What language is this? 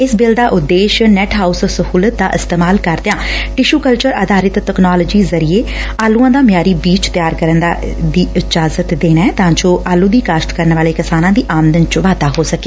Punjabi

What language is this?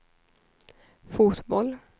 Swedish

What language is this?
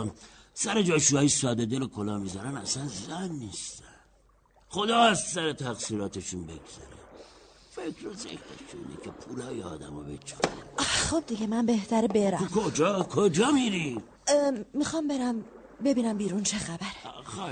Persian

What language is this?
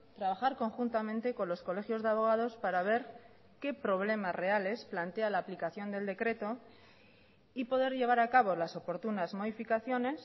Spanish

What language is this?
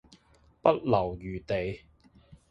Cantonese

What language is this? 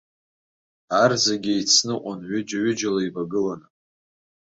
Abkhazian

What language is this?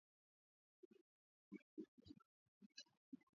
Swahili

